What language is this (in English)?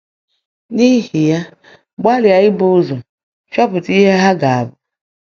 Igbo